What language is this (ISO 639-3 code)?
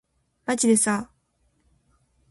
jpn